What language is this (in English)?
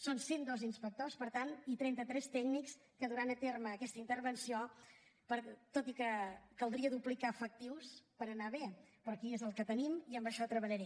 Catalan